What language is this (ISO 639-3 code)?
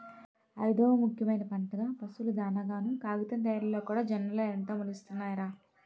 tel